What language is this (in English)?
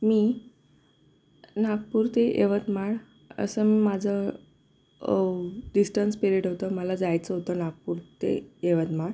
Marathi